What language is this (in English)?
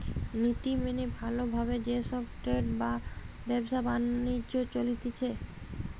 Bangla